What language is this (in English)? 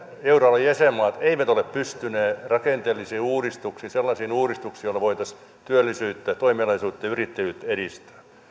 Finnish